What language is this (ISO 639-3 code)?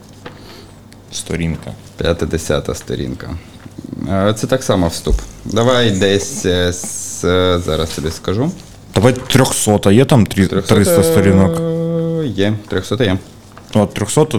ukr